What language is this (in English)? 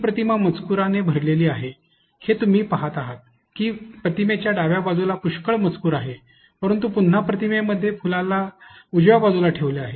Marathi